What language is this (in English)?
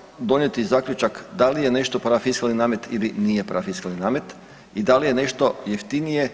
Croatian